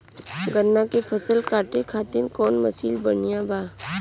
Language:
Bhojpuri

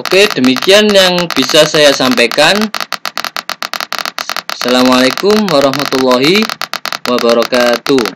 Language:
Indonesian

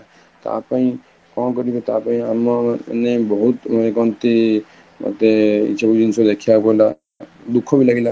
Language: Odia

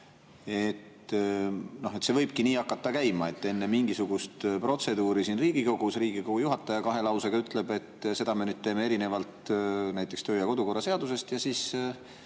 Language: Estonian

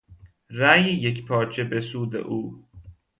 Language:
Persian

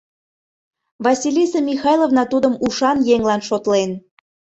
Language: Mari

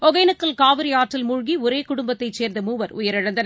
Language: Tamil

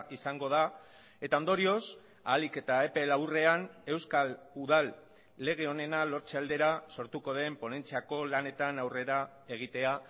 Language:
Basque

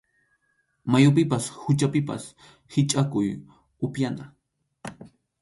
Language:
Arequipa-La Unión Quechua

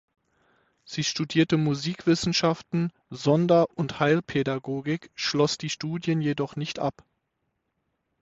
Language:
German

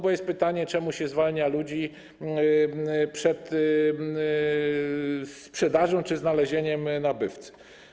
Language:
Polish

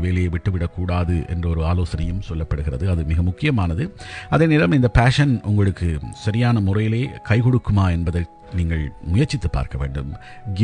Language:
Tamil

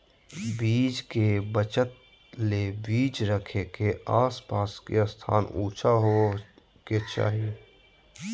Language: Magahi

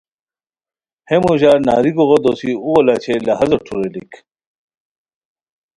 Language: Khowar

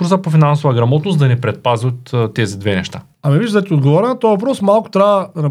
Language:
Bulgarian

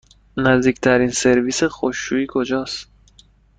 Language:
Persian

